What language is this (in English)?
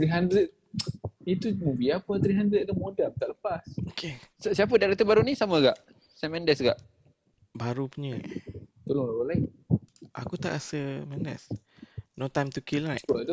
Malay